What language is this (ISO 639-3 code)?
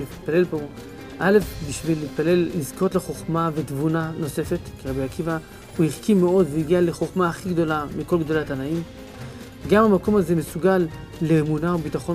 heb